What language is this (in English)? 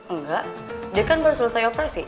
Indonesian